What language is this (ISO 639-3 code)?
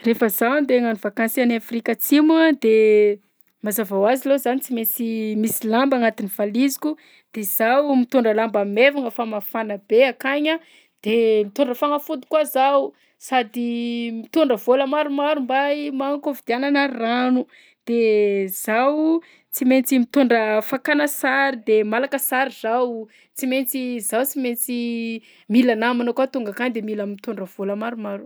bzc